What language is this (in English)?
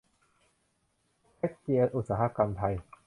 Thai